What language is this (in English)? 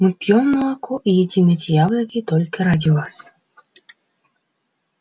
Russian